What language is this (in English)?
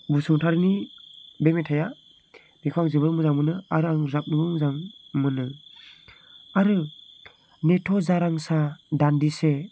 Bodo